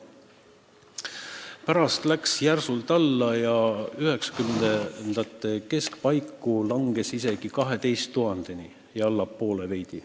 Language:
Estonian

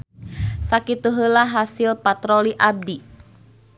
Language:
Sundanese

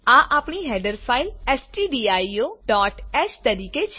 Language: Gujarati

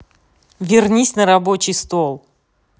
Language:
Russian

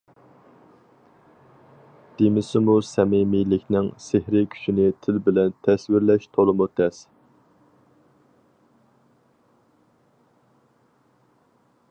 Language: Uyghur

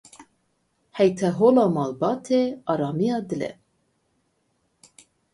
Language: Kurdish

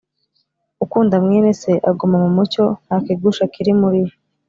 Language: Kinyarwanda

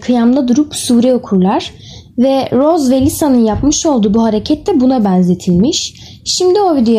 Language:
Turkish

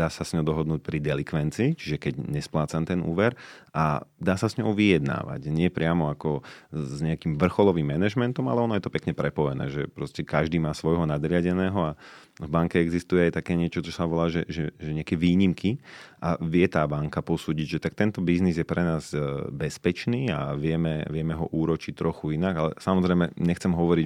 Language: Slovak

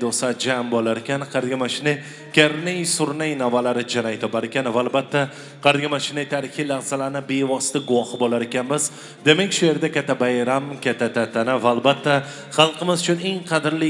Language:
Turkish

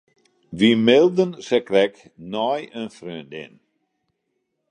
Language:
Western Frisian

